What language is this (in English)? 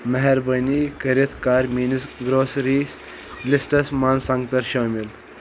Kashmiri